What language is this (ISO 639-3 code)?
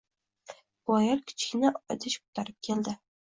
uzb